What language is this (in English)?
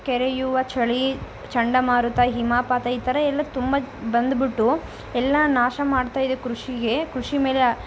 Kannada